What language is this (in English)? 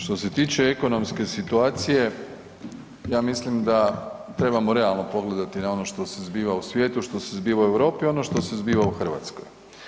Croatian